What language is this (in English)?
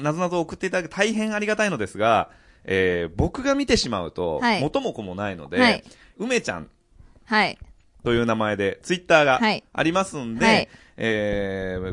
Japanese